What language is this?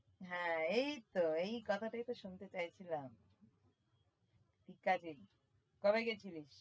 Bangla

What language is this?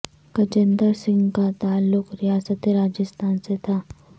Urdu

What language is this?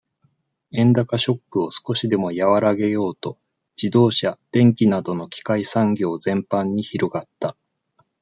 Japanese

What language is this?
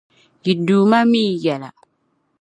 Dagbani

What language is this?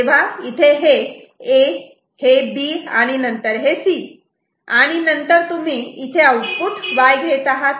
Marathi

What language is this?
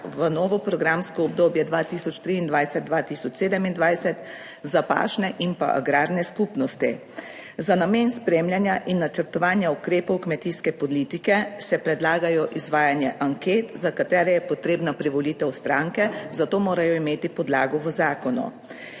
Slovenian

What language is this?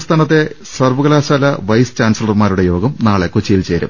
Malayalam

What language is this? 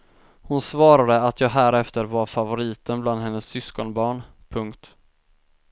Swedish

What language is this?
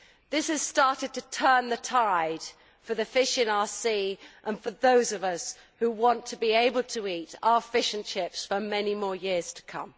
English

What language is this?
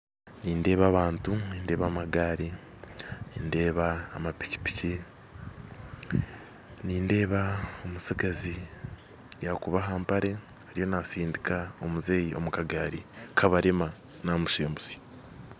Nyankole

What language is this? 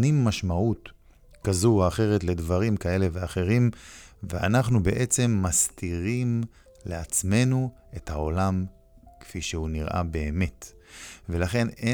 Hebrew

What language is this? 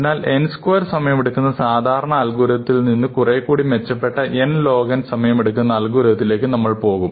Malayalam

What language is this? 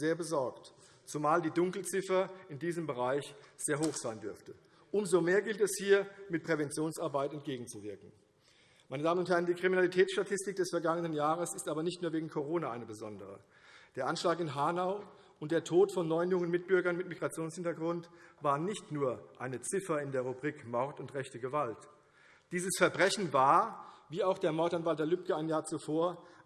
German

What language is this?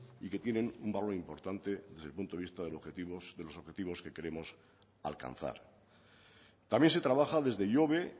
Spanish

